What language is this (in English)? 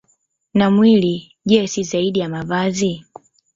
Swahili